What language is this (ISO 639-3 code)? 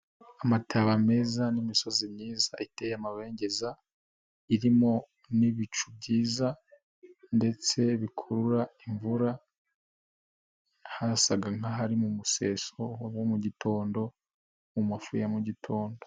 kin